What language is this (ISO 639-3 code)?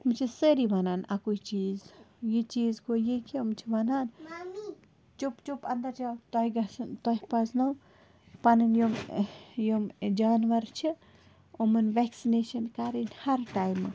kas